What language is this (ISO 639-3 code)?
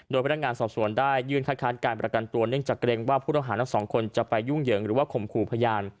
tha